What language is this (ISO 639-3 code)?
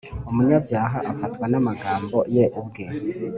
kin